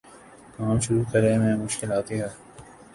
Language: Urdu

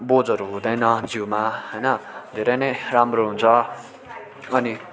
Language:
Nepali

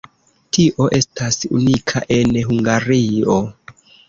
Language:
Esperanto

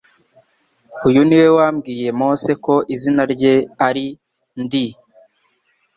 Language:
Kinyarwanda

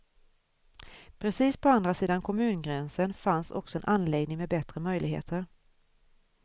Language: Swedish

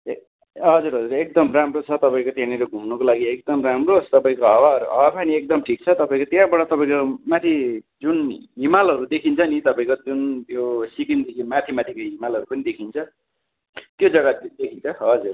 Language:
Nepali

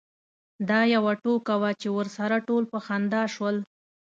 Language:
Pashto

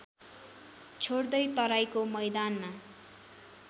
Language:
Nepali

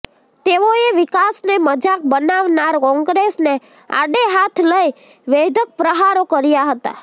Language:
Gujarati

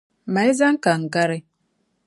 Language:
Dagbani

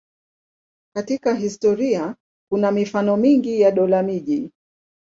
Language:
Swahili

